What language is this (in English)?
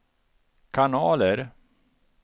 Swedish